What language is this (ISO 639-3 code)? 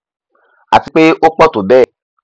yor